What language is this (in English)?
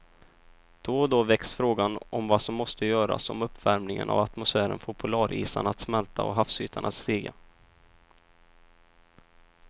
Swedish